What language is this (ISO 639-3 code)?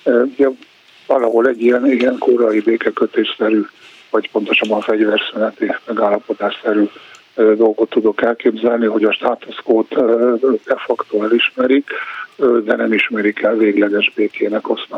hun